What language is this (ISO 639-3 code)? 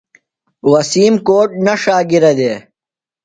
phl